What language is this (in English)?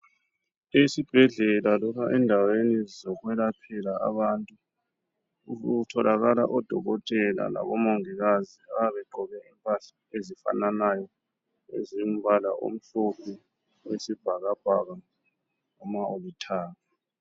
North Ndebele